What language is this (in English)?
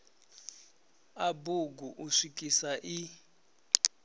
Venda